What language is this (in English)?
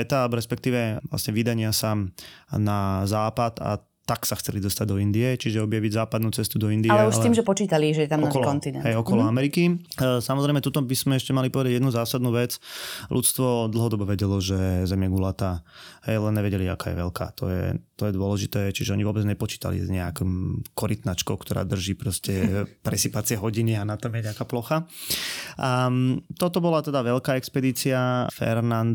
Slovak